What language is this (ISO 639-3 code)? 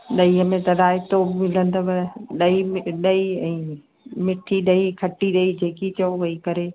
snd